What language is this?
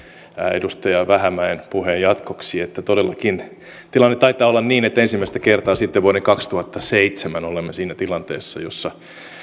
Finnish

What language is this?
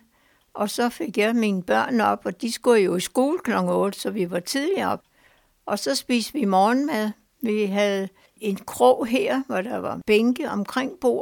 Danish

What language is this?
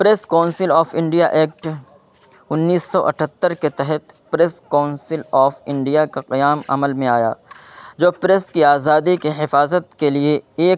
Urdu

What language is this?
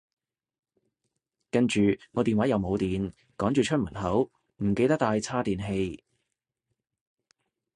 Cantonese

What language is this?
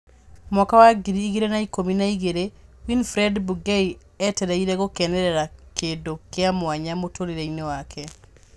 Kikuyu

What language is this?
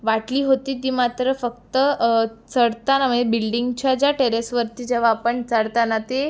Marathi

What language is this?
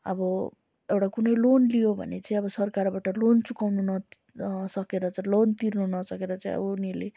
Nepali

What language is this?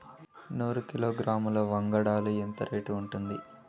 Telugu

